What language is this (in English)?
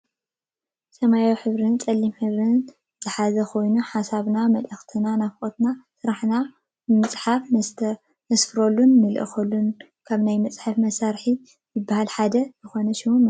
Tigrinya